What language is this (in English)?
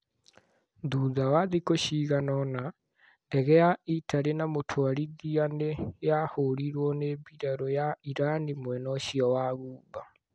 Kikuyu